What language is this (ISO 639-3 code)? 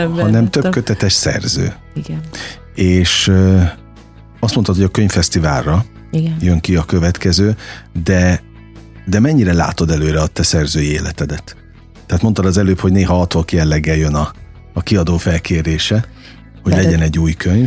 hun